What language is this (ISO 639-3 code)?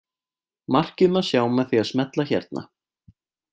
isl